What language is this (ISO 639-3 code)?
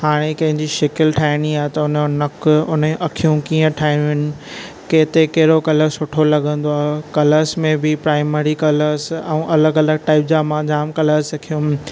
snd